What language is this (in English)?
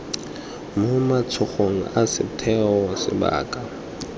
Tswana